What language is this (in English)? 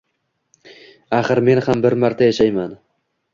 Uzbek